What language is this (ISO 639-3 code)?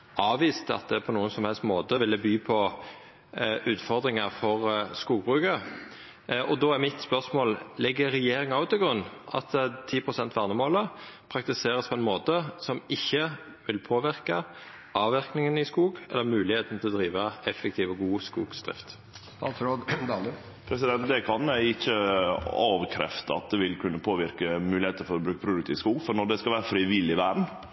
nno